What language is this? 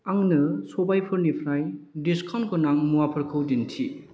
Bodo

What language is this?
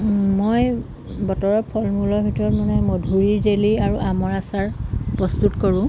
Assamese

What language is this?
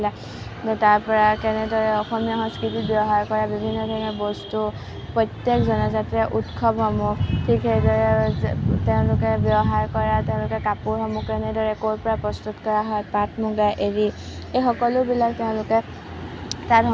Assamese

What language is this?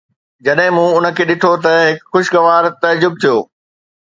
Sindhi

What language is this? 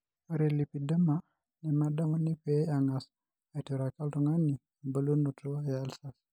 Masai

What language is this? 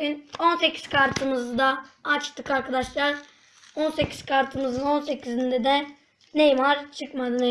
Turkish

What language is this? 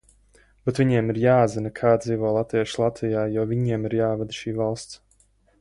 Latvian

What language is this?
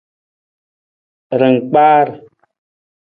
Nawdm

